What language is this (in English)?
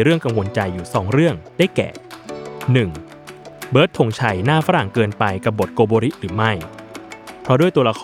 Thai